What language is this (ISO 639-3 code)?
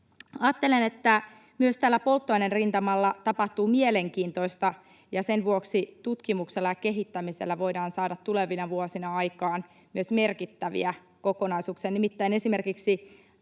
fin